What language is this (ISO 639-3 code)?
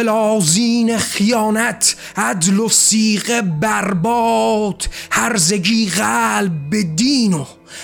fas